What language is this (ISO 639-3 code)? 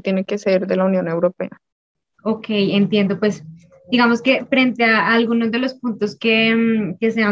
spa